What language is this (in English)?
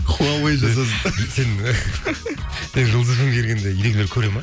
Kazakh